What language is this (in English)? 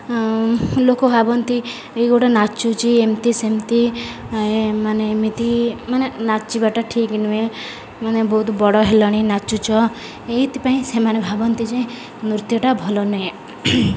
Odia